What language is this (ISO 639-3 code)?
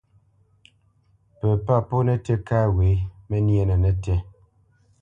bce